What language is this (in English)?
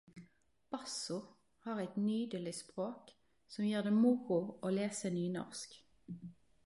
Norwegian Nynorsk